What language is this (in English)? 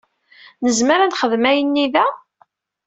Kabyle